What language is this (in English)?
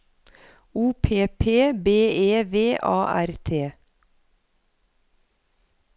Norwegian